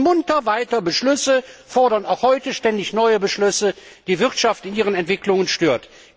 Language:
German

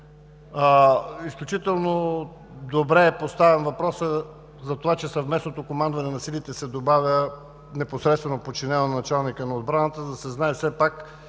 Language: Bulgarian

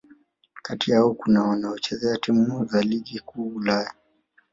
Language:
Swahili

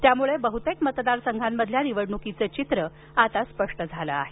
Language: Marathi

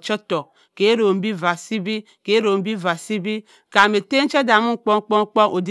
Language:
Cross River Mbembe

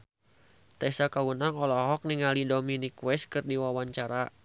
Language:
Sundanese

